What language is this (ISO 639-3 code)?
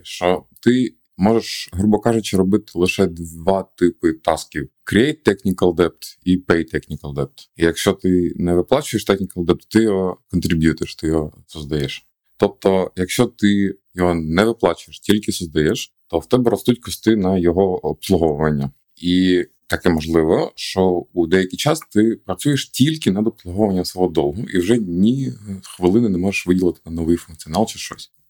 ukr